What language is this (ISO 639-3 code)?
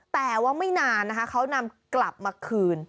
tha